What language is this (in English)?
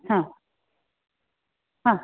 Marathi